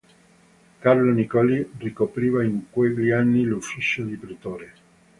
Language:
Italian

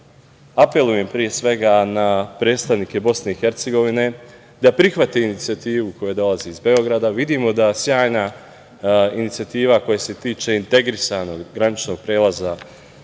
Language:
Serbian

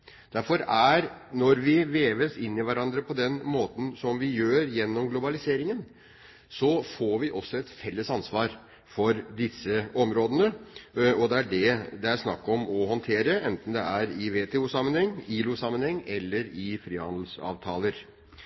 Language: Norwegian Bokmål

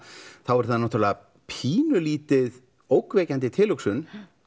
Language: Icelandic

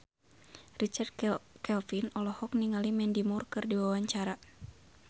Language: Sundanese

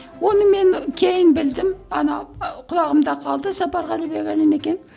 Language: Kazakh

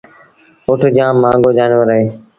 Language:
Sindhi Bhil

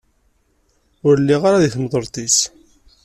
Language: Kabyle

